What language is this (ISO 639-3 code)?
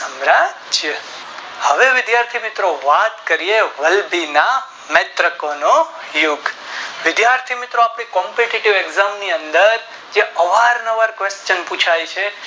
guj